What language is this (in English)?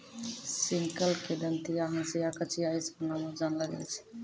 Maithili